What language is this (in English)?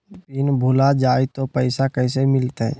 Magahi